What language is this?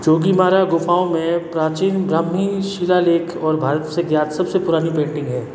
Hindi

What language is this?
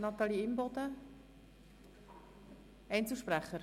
Swiss German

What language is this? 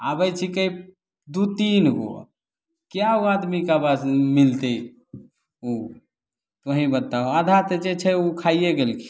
Maithili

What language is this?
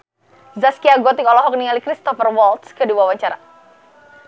Sundanese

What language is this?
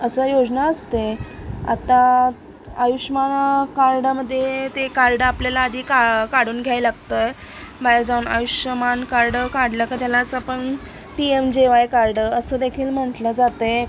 Marathi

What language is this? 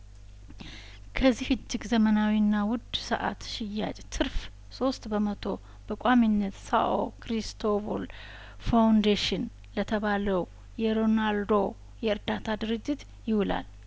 Amharic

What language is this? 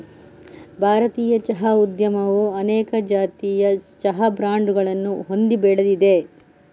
Kannada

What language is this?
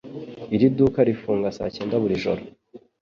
Kinyarwanda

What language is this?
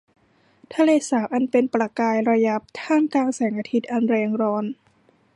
Thai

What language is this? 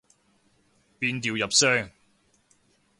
Cantonese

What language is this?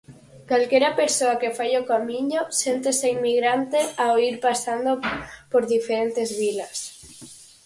Galician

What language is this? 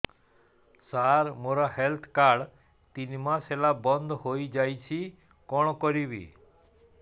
Odia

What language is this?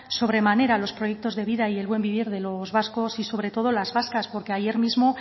Spanish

